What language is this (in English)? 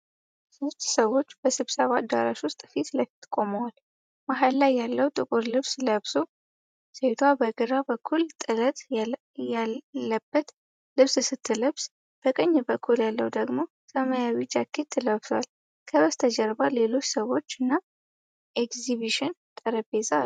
Amharic